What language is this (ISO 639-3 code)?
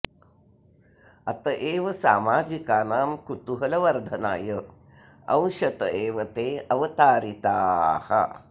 san